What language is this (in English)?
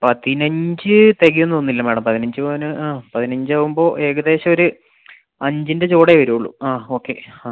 Malayalam